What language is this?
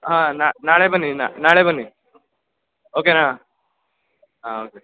Kannada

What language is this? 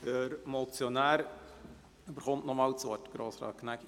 Swiss German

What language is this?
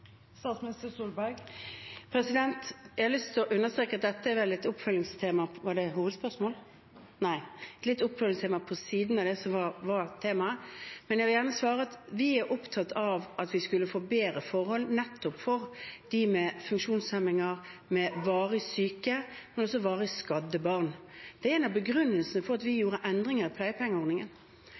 Norwegian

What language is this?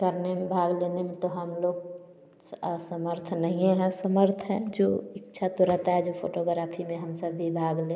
Hindi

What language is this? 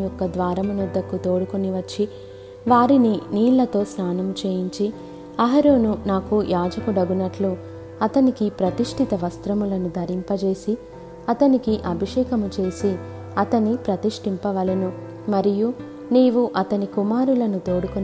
Telugu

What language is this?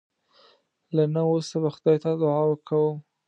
Pashto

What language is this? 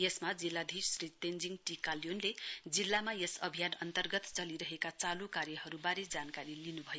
Nepali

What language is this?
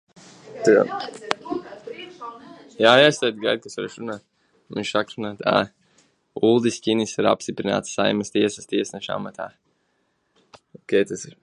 Latvian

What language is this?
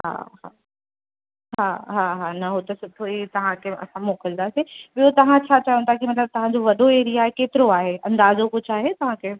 Sindhi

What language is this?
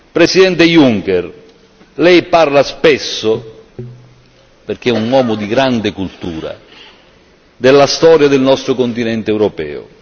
Italian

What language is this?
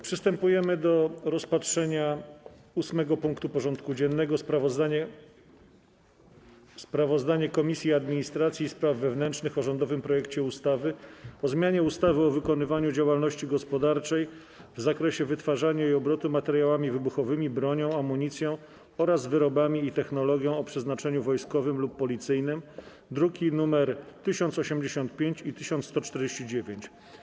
Polish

